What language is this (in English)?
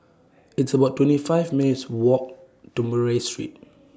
English